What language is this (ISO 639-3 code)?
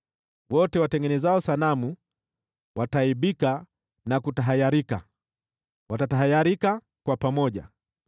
swa